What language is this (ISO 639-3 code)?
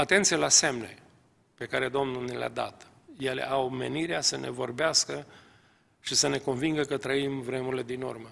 ron